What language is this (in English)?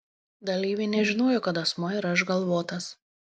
Lithuanian